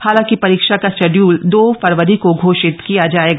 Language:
Hindi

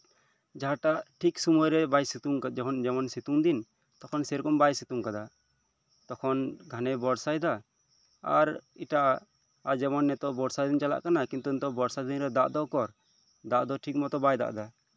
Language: Santali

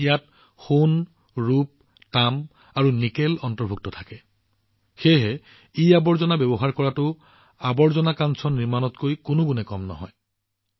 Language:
Assamese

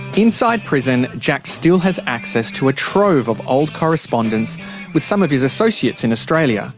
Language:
English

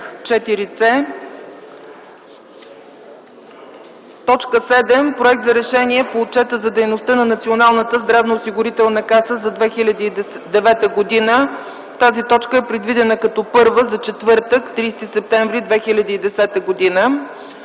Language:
Bulgarian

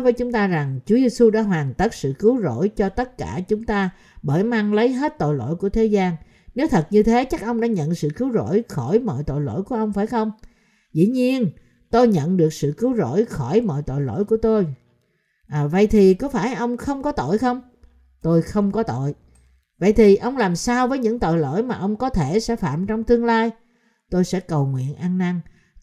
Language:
Vietnamese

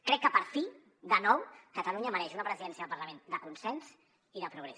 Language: Catalan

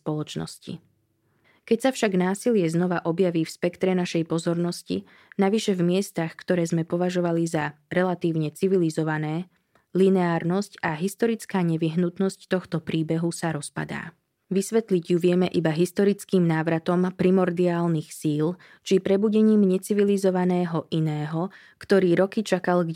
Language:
Slovak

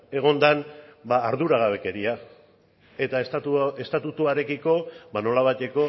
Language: Basque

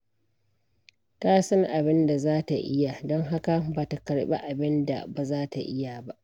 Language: Hausa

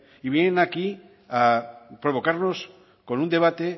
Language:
Spanish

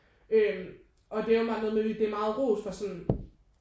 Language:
Danish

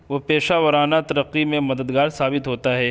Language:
Urdu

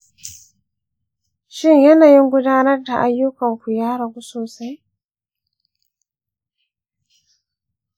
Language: Hausa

